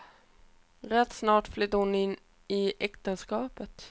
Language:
Swedish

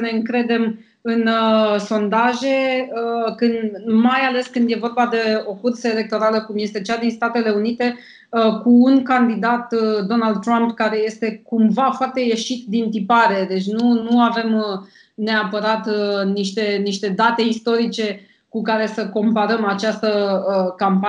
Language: Romanian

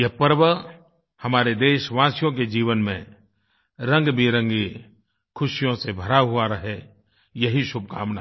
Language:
Hindi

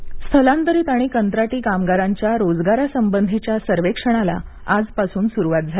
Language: Marathi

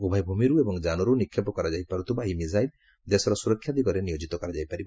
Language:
Odia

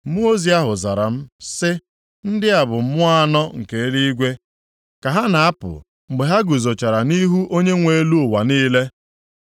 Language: Igbo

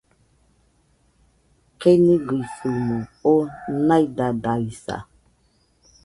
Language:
Nüpode Huitoto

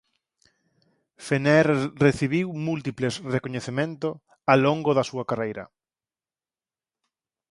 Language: Galician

